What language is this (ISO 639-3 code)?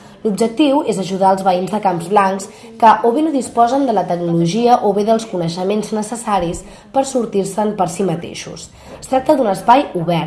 cat